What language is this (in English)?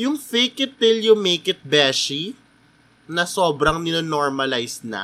Filipino